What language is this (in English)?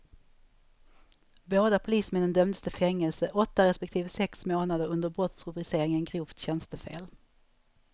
Swedish